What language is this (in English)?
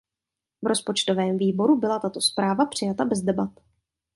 Czech